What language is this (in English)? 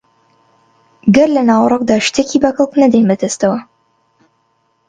Central Kurdish